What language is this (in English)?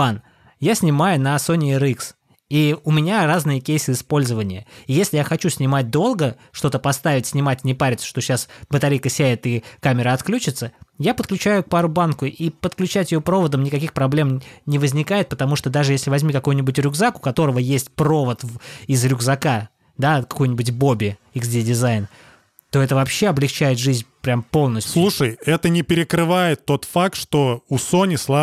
Russian